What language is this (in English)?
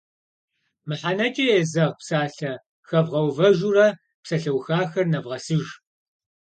Kabardian